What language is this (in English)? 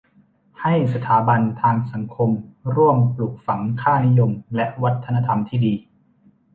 Thai